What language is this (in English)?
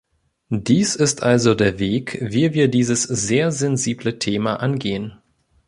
German